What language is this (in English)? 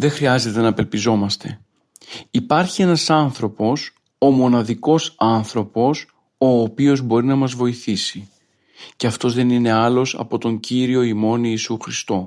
Greek